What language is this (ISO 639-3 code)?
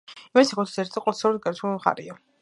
kat